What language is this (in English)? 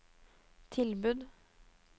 Norwegian